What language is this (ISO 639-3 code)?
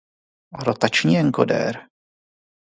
ces